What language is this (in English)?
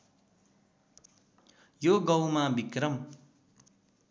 Nepali